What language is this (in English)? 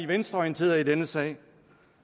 Danish